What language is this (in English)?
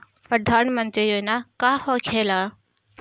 Bhojpuri